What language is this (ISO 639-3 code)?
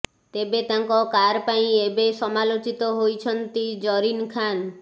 ori